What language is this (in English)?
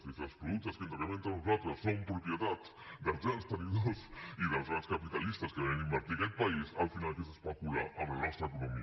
Catalan